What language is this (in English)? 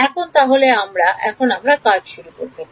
Bangla